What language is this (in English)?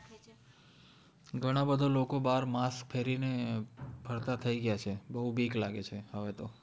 Gujarati